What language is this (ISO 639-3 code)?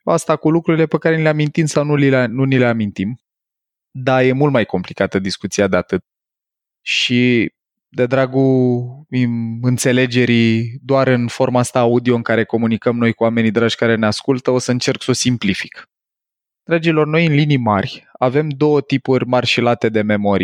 ron